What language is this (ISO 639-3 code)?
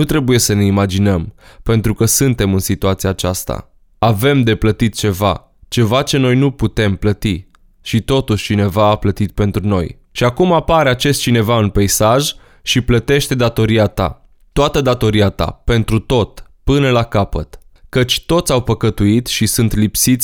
ron